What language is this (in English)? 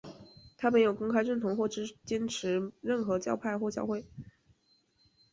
Chinese